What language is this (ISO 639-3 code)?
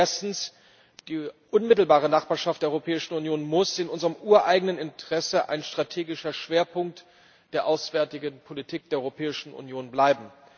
deu